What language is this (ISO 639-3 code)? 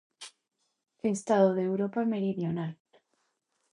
glg